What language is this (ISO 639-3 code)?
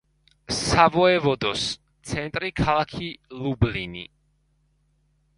kat